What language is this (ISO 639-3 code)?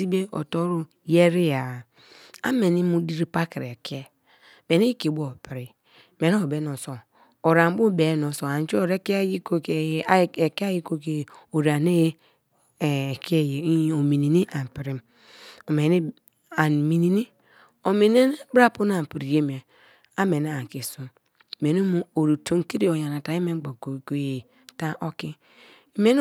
ijn